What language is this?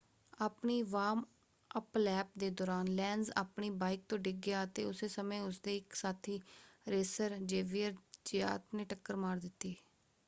Punjabi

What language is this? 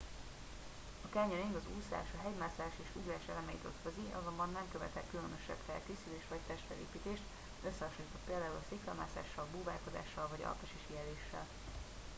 Hungarian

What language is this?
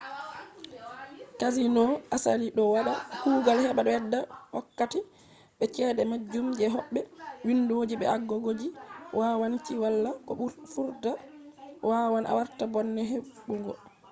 Fula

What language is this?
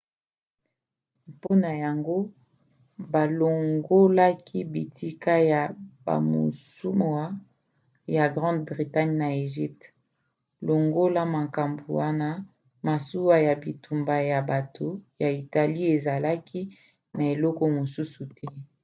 Lingala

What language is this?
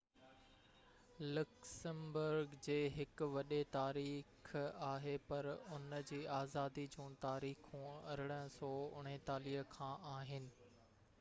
Sindhi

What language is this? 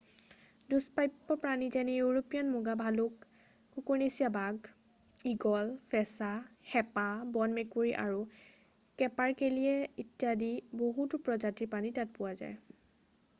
Assamese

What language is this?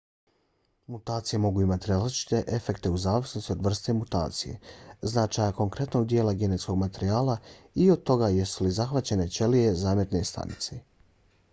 Bosnian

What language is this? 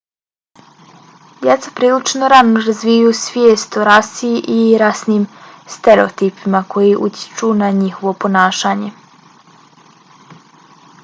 Bosnian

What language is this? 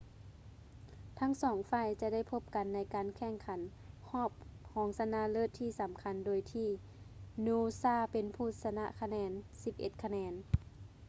Lao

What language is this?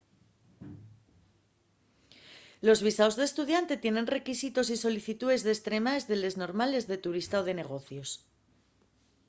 Asturian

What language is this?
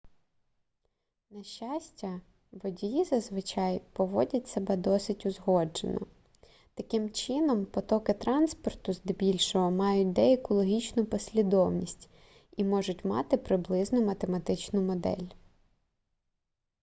Ukrainian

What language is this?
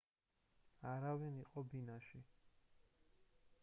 Georgian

